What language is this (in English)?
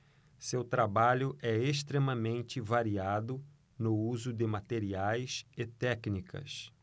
Portuguese